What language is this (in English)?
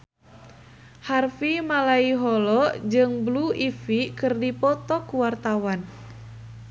Sundanese